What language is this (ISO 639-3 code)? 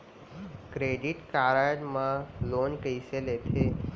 hne